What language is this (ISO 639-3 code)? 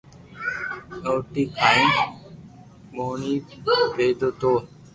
lrk